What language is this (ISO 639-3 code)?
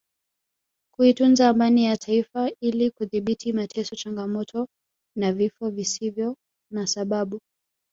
swa